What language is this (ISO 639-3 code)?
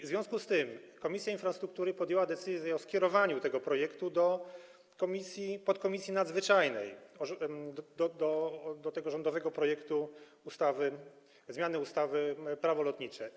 pol